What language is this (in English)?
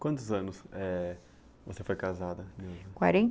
Portuguese